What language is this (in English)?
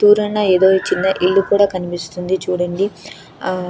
Telugu